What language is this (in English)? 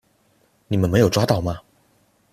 Chinese